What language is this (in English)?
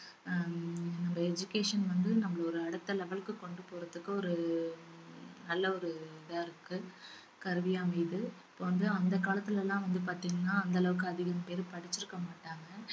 Tamil